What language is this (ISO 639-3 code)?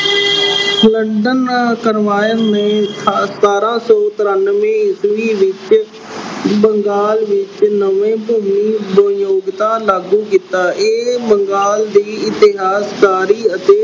pan